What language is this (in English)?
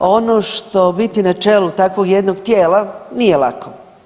Croatian